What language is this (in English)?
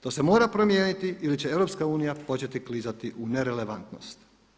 Croatian